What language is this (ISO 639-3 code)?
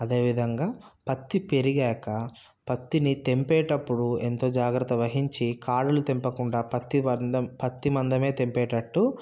tel